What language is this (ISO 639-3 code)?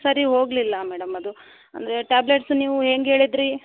kan